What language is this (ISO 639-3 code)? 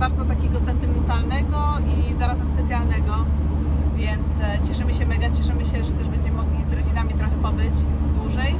pol